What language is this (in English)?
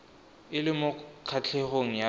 Tswana